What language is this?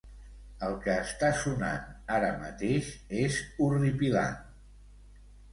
Catalan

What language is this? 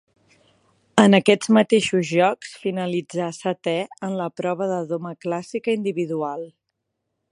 Catalan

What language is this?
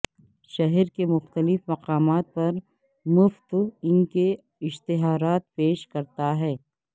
Urdu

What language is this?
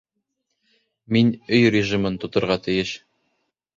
Bashkir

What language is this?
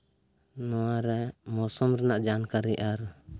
Santali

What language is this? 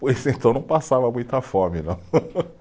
Portuguese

